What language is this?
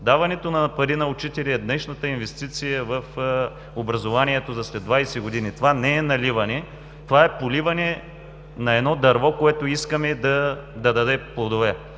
Bulgarian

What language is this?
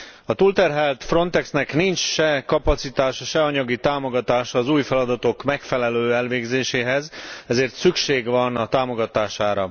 Hungarian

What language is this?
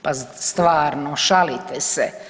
Croatian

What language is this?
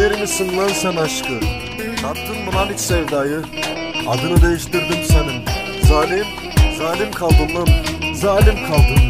Turkish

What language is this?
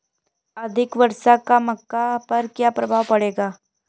Hindi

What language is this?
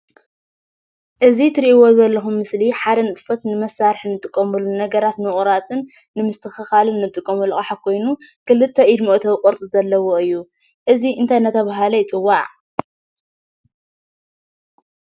Tigrinya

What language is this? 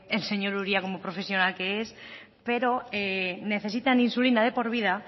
Spanish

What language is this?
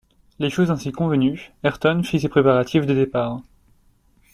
French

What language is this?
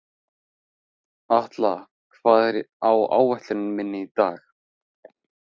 Icelandic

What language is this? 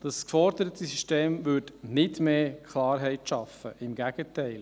Swiss German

